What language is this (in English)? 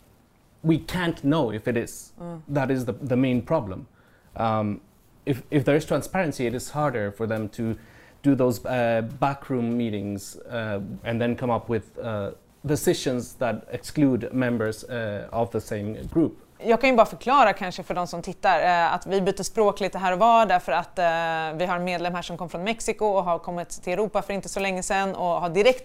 Swedish